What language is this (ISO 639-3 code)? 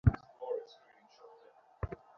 ben